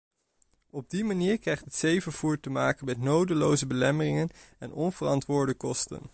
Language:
Dutch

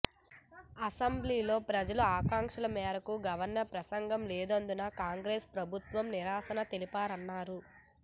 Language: Telugu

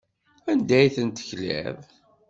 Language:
Kabyle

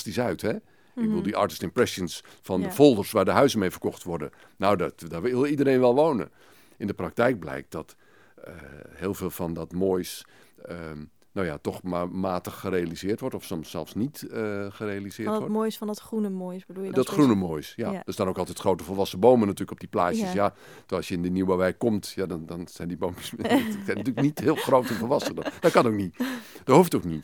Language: Dutch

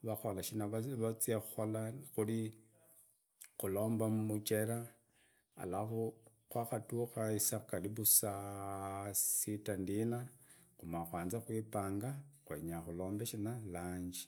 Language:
Idakho-Isukha-Tiriki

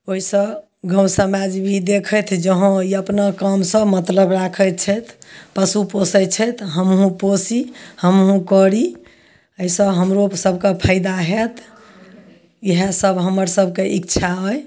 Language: Maithili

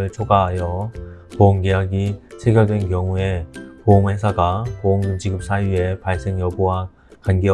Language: Korean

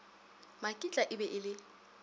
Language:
Northern Sotho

